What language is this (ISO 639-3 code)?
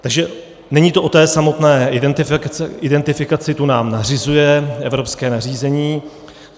ces